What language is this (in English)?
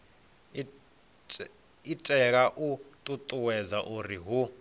Venda